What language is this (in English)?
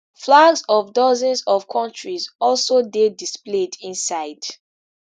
Nigerian Pidgin